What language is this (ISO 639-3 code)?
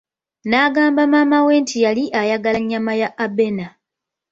lug